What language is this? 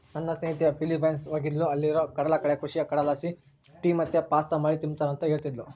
Kannada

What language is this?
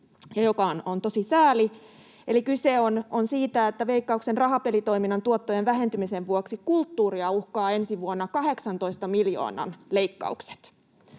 Finnish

